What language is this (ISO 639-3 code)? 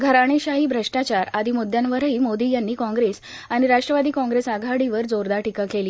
mar